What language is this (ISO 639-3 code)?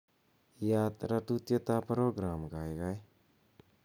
kln